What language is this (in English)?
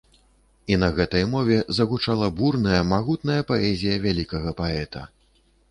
Belarusian